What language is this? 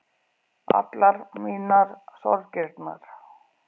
Icelandic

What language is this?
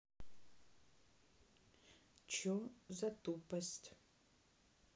Russian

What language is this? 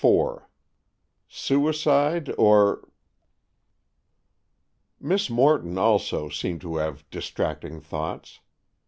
English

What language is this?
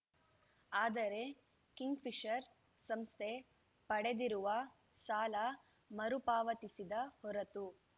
Kannada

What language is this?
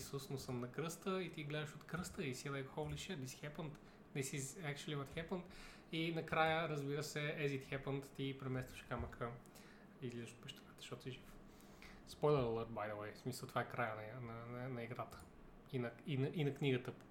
Bulgarian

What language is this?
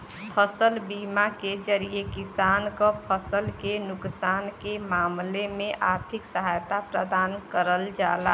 Bhojpuri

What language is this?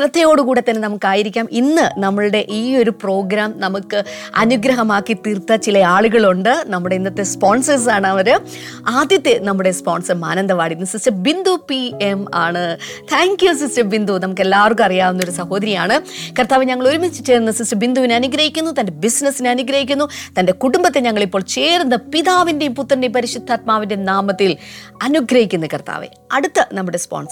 Malayalam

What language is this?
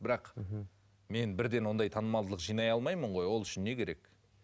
Kazakh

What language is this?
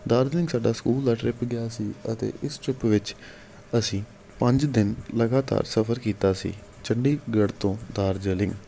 Punjabi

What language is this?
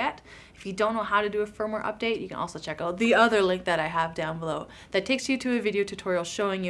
English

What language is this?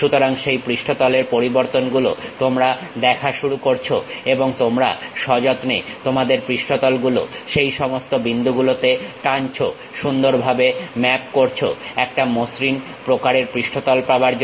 Bangla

